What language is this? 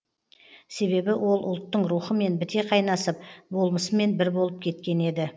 Kazakh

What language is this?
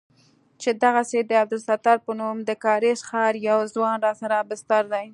Pashto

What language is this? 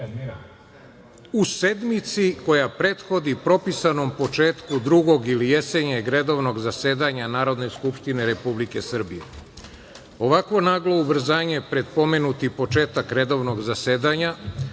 Serbian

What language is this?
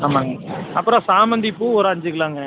Tamil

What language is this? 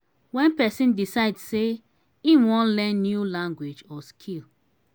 Nigerian Pidgin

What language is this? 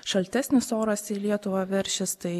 Lithuanian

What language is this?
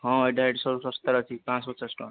Odia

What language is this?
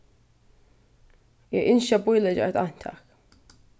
Faroese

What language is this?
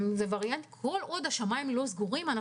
Hebrew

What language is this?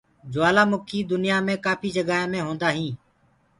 Gurgula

